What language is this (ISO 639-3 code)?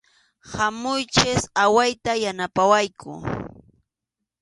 qxu